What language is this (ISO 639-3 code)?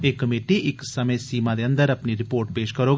doi